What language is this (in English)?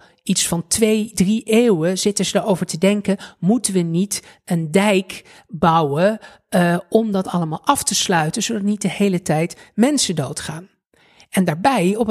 Dutch